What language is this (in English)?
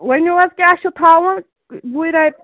Kashmiri